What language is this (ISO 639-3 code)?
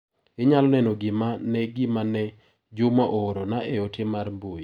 luo